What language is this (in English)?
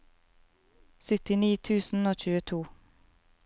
Norwegian